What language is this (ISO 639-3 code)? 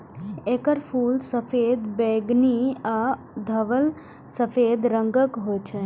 mai